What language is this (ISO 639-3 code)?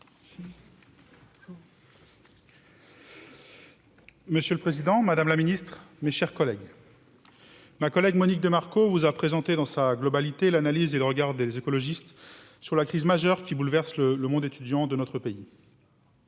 fra